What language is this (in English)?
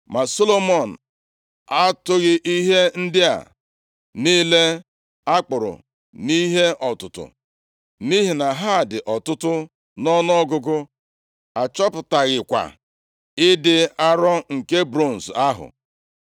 Igbo